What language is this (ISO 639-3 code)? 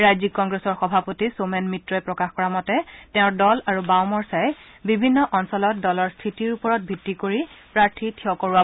asm